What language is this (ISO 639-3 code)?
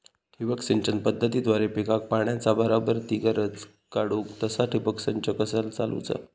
mar